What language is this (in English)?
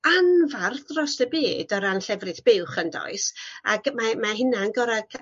Welsh